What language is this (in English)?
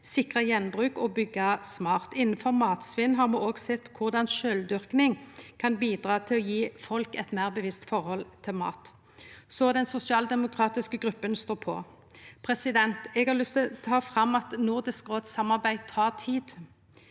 Norwegian